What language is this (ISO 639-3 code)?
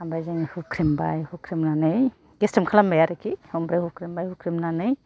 brx